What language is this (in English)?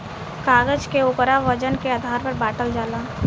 Bhojpuri